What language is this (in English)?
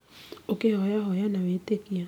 Kikuyu